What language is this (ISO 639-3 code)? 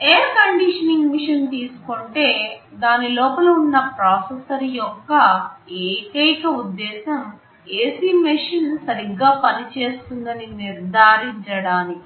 tel